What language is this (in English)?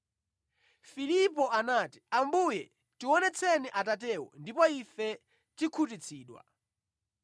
Nyanja